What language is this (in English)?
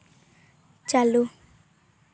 Santali